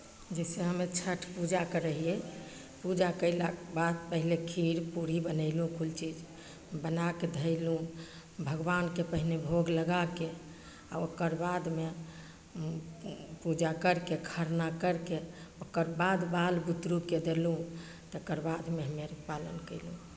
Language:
Maithili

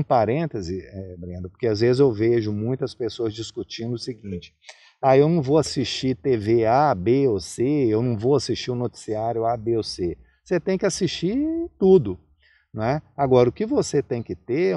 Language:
Portuguese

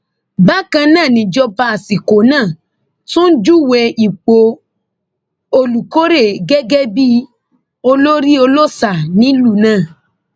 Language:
Yoruba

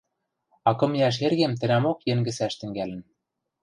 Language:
Western Mari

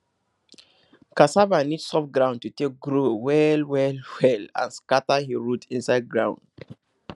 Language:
Nigerian Pidgin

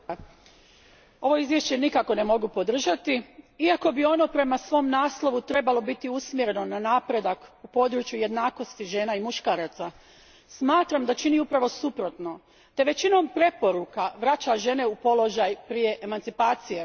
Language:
Croatian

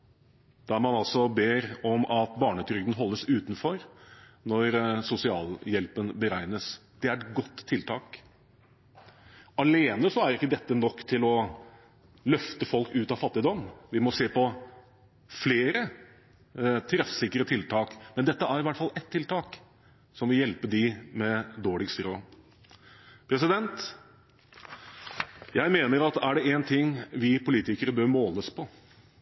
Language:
Norwegian Bokmål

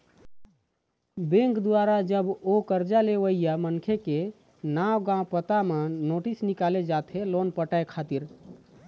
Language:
Chhattisgarhi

